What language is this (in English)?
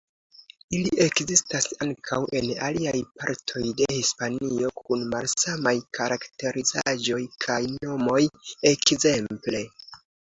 Esperanto